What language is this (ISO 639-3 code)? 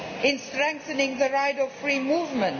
eng